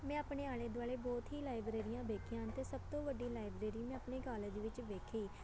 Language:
Punjabi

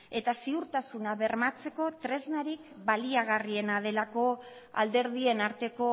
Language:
Basque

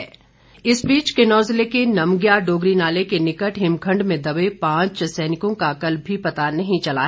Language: Hindi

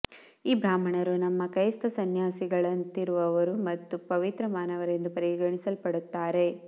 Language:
Kannada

